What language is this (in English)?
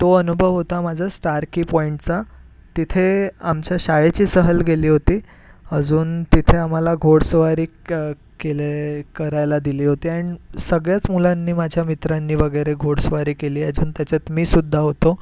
Marathi